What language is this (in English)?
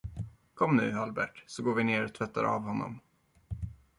Swedish